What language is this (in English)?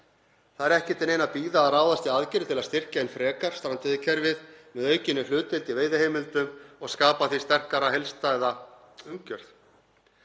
Icelandic